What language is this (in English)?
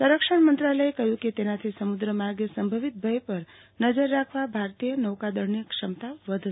Gujarati